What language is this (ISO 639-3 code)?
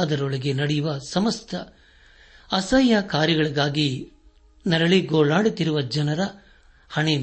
kan